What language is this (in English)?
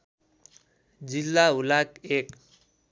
Nepali